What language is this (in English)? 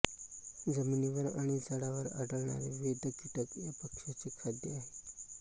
Marathi